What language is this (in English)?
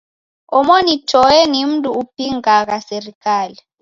Taita